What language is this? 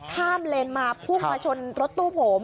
Thai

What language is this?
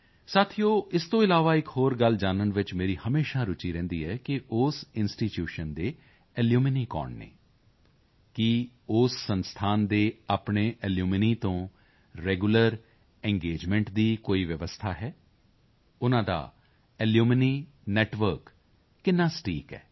Punjabi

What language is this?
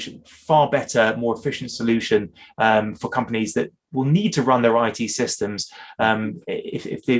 English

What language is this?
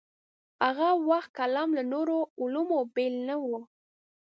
Pashto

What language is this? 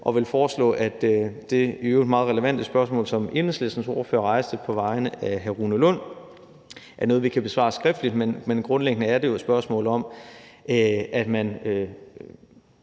Danish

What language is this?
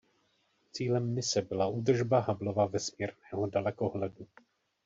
Czech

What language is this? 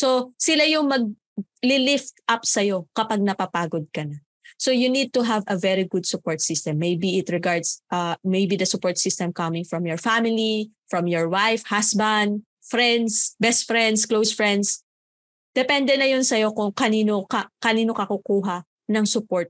Filipino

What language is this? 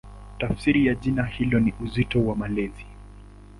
Swahili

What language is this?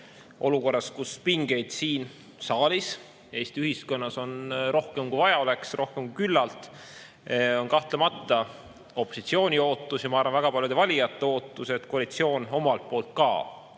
Estonian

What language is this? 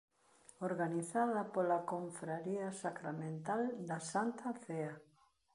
Galician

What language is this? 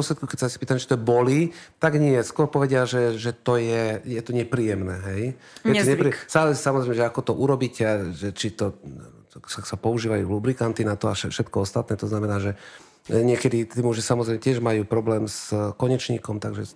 Slovak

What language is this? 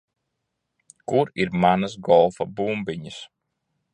Latvian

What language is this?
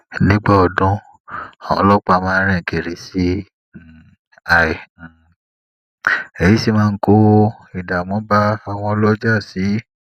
Yoruba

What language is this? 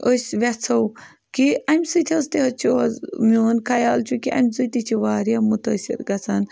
Kashmiri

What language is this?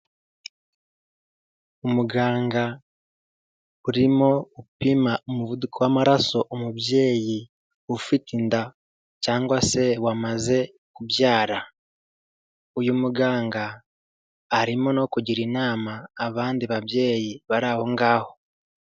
Kinyarwanda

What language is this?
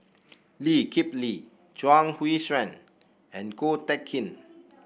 English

